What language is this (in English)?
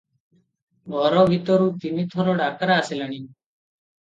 Odia